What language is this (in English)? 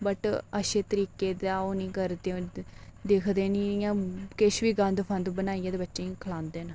Dogri